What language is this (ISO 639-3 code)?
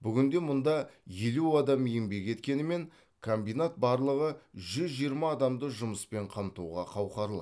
kaz